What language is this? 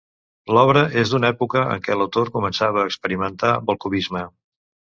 Catalan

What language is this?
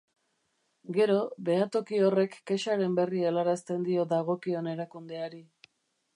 Basque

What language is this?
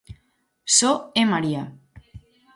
Galician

